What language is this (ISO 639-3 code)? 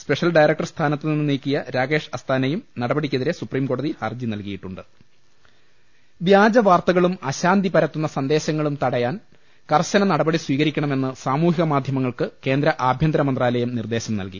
mal